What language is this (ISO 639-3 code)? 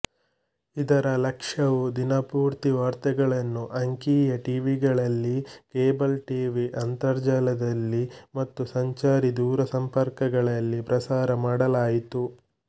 kan